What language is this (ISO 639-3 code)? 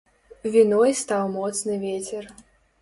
bel